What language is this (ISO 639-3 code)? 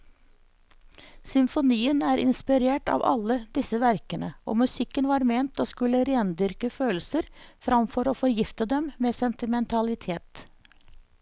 nor